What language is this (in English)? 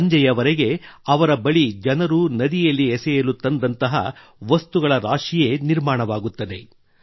Kannada